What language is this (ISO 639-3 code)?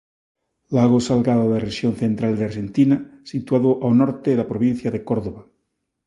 glg